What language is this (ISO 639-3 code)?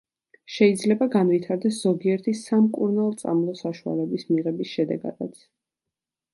kat